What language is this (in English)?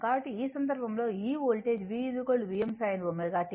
Telugu